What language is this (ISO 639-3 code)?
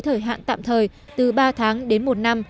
vie